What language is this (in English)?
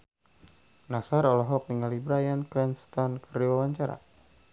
Sundanese